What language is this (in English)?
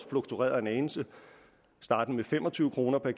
Danish